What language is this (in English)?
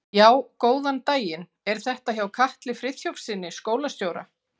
Icelandic